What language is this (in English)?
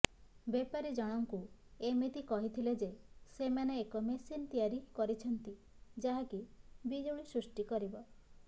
Odia